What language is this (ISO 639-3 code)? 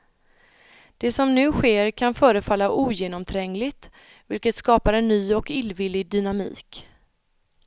swe